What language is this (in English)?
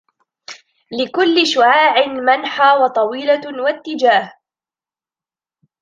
Arabic